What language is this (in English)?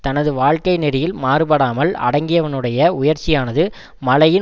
Tamil